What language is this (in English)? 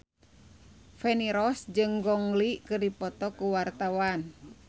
Sundanese